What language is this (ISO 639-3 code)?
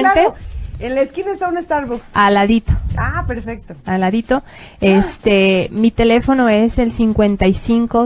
spa